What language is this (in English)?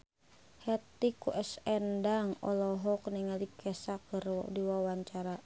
Sundanese